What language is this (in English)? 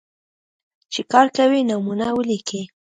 Pashto